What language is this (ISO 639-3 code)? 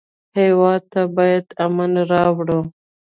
pus